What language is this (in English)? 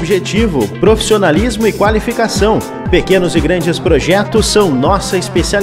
Portuguese